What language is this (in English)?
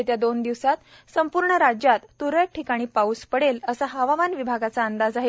Marathi